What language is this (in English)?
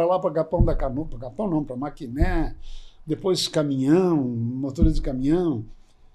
Portuguese